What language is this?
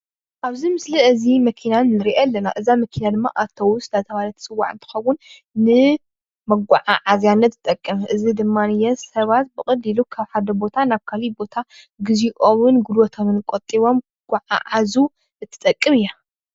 Tigrinya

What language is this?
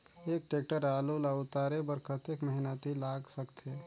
Chhattisgarhi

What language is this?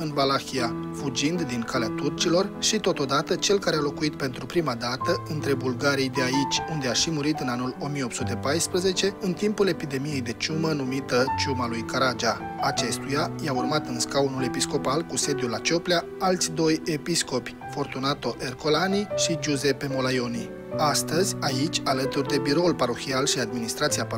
Romanian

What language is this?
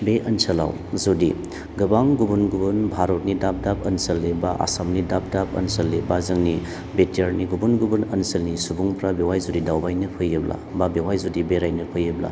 Bodo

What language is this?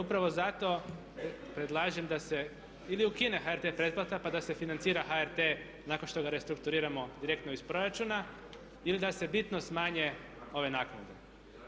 Croatian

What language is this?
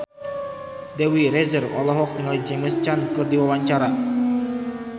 Sundanese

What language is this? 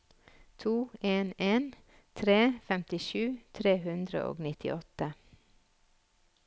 Norwegian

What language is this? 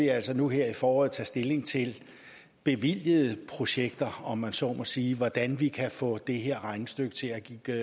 Danish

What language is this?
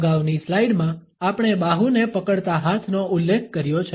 Gujarati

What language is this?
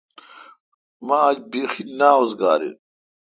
Kalkoti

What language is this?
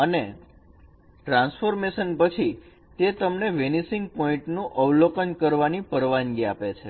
Gujarati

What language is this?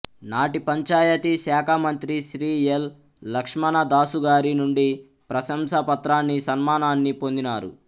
Telugu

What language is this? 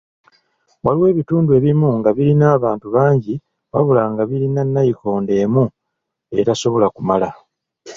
Ganda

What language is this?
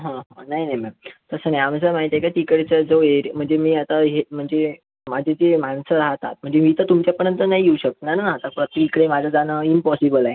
Marathi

